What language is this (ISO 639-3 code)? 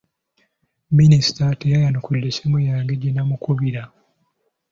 lug